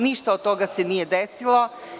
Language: Serbian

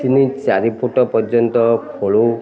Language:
Odia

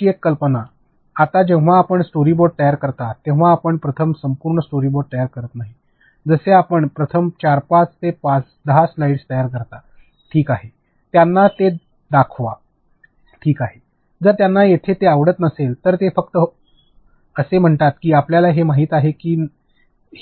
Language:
Marathi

